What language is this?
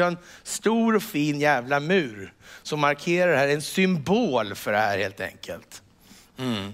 Swedish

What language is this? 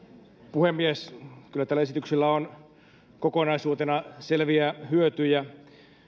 Finnish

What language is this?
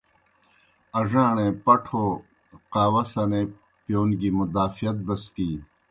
Kohistani Shina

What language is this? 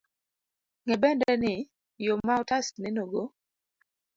Luo (Kenya and Tanzania)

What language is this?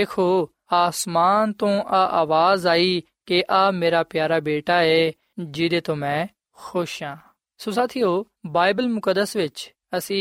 Punjabi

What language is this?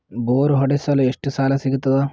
Kannada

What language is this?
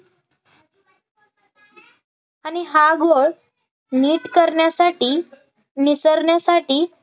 Marathi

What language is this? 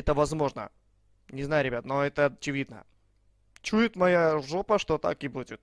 Russian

